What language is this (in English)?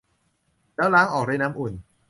Thai